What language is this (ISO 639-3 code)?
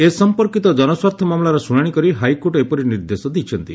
ori